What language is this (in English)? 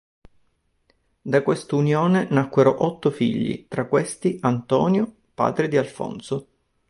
Italian